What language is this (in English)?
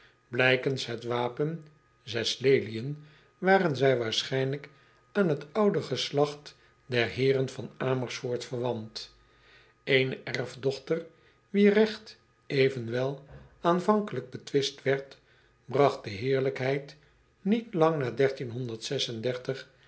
Dutch